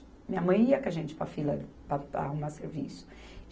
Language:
Portuguese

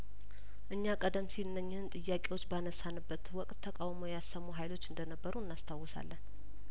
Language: Amharic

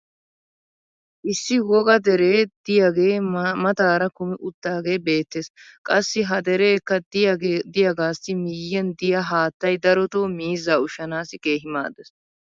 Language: Wolaytta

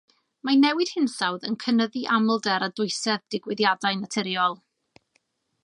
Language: Welsh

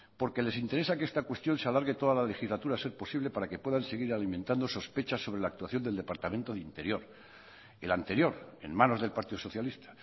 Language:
Spanish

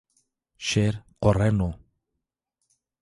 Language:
Zaza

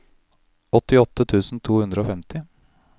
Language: Norwegian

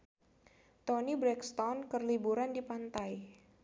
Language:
Sundanese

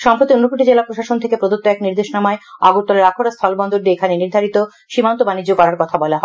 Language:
Bangla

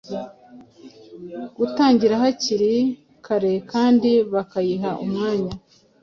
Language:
Kinyarwanda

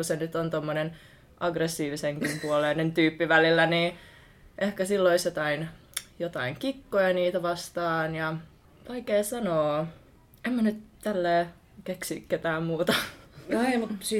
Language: Finnish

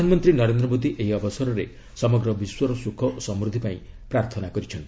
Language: Odia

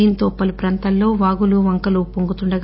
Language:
Telugu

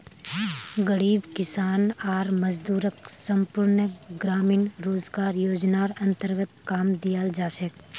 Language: Magahi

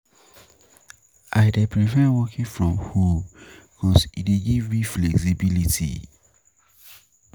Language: Nigerian Pidgin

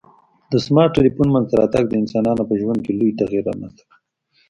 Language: Pashto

